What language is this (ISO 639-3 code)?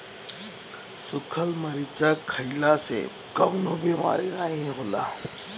bho